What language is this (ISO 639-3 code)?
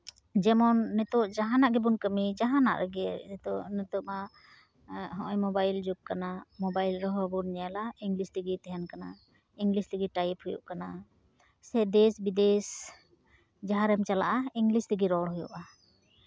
sat